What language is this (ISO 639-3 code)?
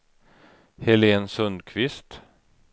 swe